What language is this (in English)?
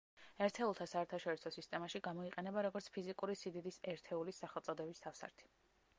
Georgian